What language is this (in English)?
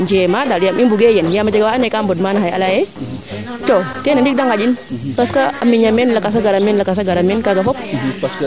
Serer